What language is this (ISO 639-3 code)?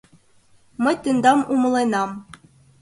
chm